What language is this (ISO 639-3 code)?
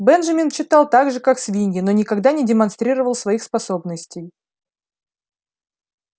rus